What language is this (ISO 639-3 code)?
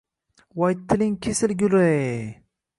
uzb